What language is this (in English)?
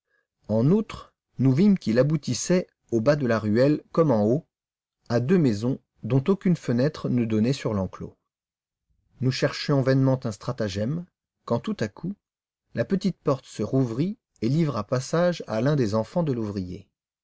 French